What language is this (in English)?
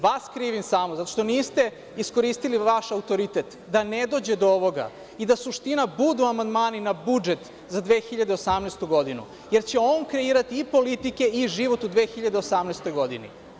Serbian